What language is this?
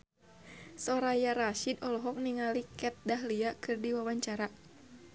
Sundanese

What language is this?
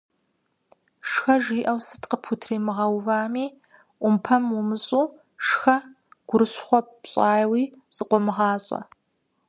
Kabardian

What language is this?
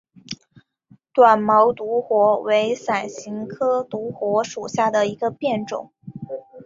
Chinese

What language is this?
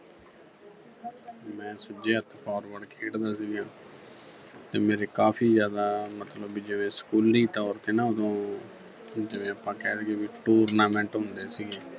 Punjabi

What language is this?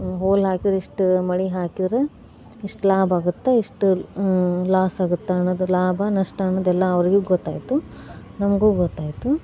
Kannada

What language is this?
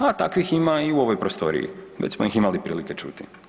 Croatian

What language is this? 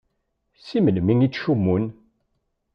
Kabyle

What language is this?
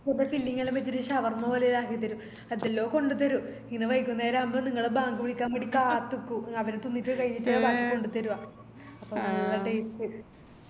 Malayalam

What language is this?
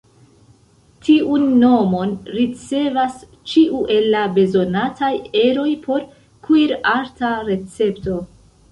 Esperanto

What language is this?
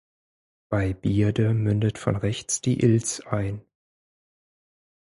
German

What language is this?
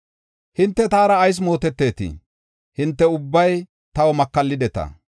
Gofa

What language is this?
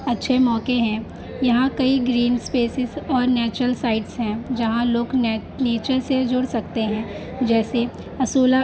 Urdu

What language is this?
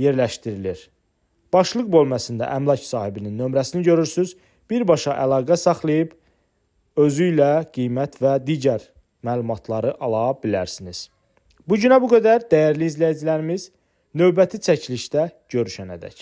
Turkish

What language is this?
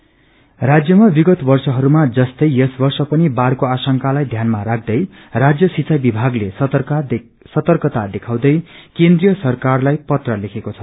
Nepali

